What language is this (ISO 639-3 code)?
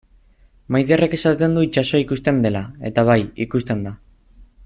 eus